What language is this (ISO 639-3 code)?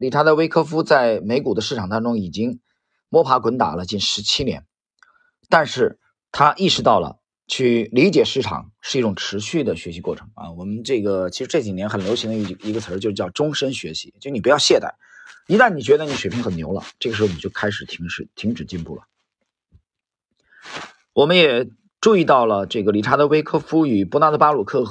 zho